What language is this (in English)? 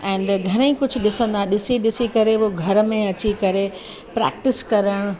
Sindhi